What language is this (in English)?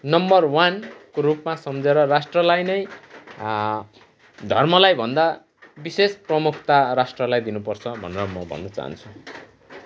Nepali